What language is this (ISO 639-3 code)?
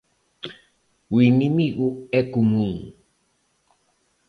glg